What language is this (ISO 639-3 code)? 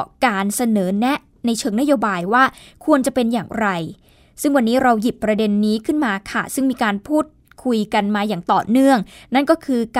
tha